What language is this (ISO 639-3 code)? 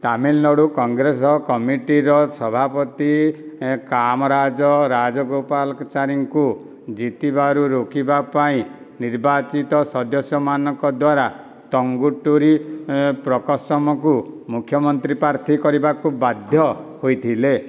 ori